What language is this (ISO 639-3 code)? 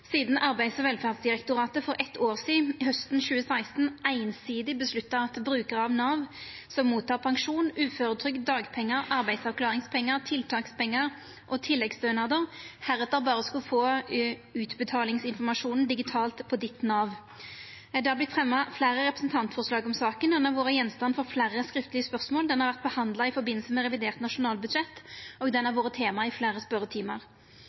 nno